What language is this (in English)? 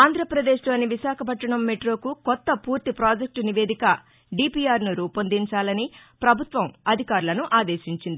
Telugu